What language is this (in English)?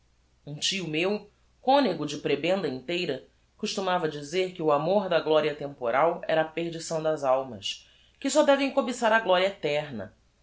Portuguese